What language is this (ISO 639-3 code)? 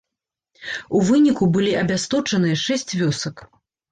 bel